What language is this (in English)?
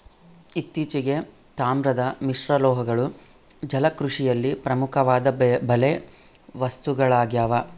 Kannada